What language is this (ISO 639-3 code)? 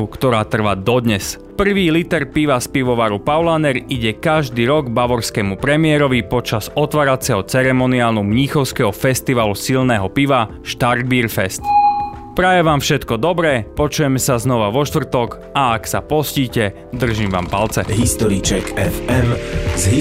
slk